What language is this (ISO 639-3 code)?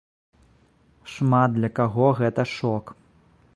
bel